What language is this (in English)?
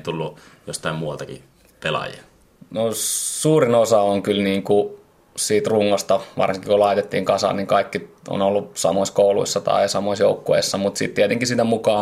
Finnish